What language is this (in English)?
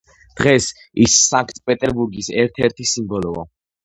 Georgian